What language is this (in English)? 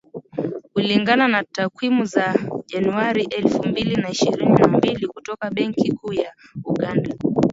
Swahili